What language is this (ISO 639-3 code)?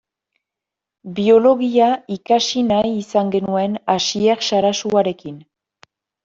eus